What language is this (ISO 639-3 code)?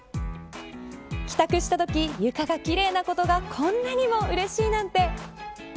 jpn